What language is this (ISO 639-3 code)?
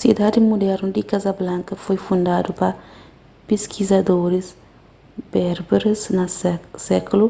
kea